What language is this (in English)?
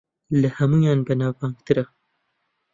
Central Kurdish